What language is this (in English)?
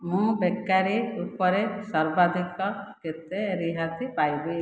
Odia